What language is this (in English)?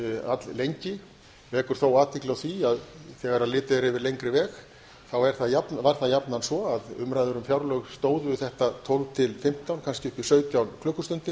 Icelandic